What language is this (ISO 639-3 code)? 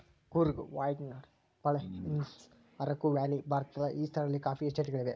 kan